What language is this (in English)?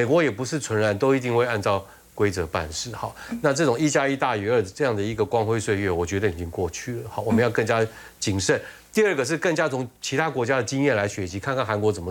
Chinese